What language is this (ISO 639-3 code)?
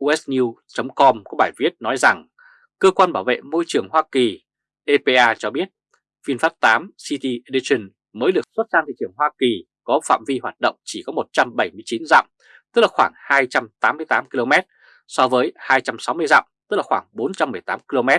vie